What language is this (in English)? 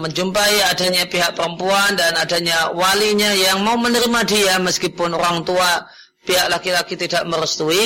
Indonesian